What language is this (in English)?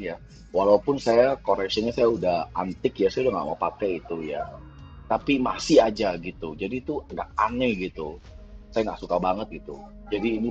Indonesian